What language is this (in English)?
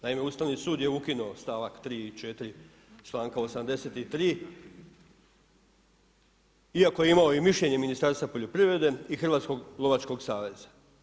Croatian